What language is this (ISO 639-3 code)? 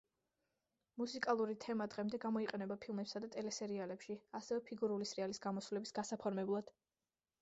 kat